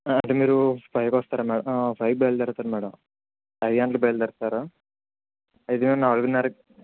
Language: Telugu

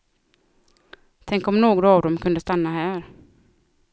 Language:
Swedish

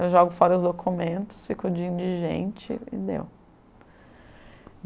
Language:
Portuguese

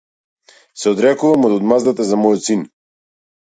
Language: Macedonian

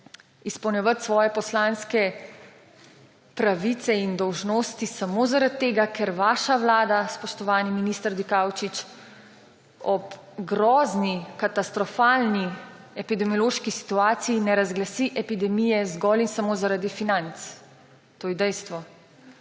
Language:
Slovenian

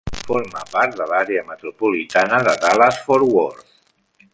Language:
Catalan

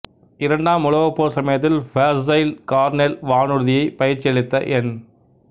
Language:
Tamil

